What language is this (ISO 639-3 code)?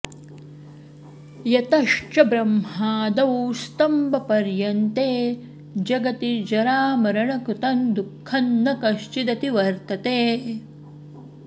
san